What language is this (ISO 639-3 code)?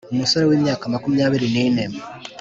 kin